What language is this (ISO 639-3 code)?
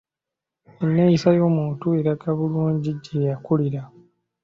lug